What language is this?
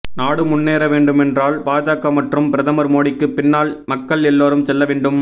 Tamil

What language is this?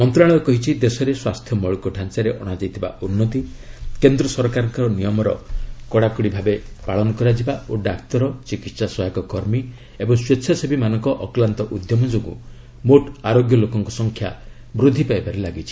Odia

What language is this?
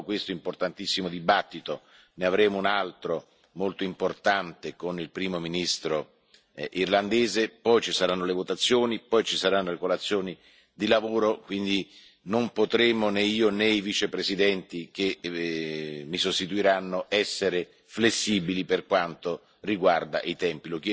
Italian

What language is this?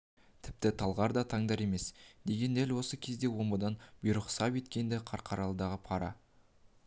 Kazakh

